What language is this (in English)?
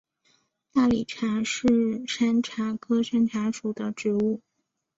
Chinese